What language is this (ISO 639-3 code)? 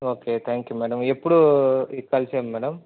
tel